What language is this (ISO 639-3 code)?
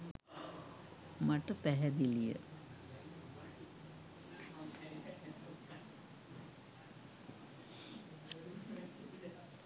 sin